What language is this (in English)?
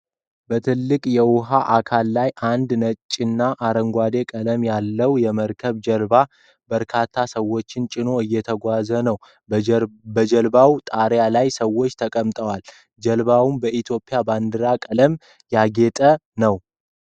Amharic